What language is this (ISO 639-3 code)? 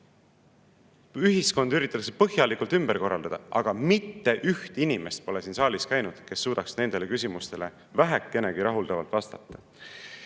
est